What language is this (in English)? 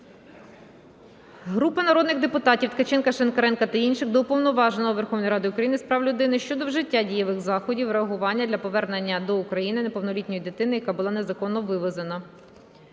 Ukrainian